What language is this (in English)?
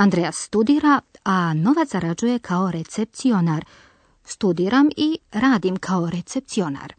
Croatian